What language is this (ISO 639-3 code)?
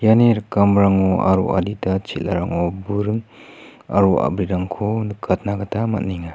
grt